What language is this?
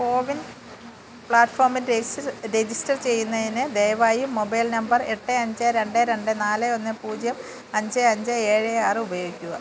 Malayalam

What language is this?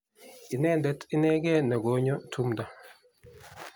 Kalenjin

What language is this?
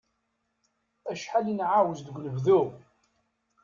Kabyle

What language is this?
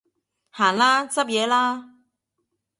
Cantonese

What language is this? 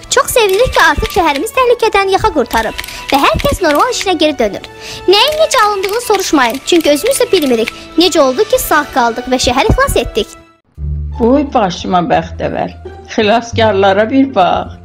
Turkish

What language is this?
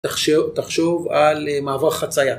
Hebrew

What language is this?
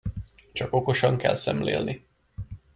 Hungarian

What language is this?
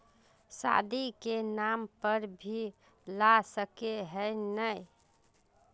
Magahi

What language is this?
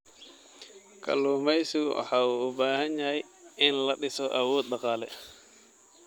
Somali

